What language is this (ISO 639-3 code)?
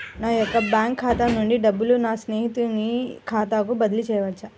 tel